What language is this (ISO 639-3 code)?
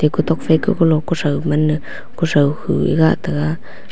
nnp